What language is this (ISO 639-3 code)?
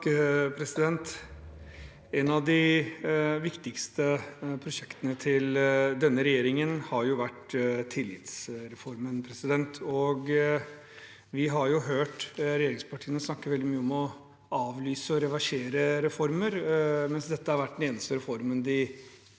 nor